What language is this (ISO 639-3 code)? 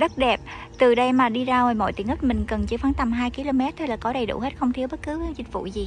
vie